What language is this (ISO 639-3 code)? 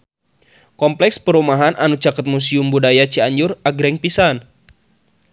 sun